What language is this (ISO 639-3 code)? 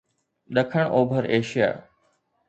snd